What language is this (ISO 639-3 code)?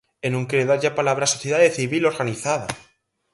glg